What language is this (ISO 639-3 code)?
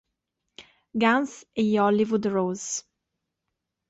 ita